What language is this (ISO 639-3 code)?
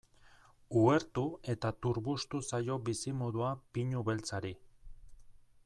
eus